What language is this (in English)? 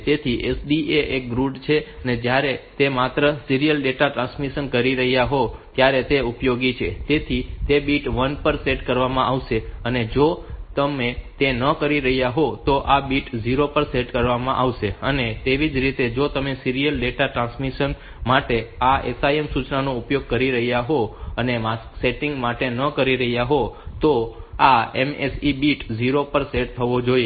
Gujarati